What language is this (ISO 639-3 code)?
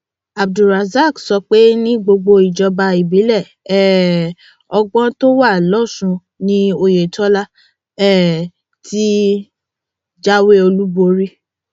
yor